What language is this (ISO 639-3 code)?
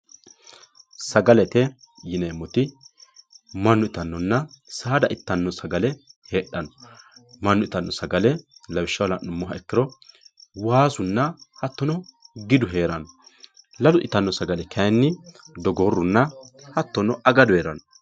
sid